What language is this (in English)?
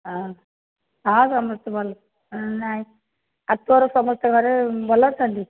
Odia